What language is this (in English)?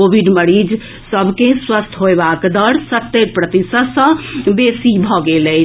Maithili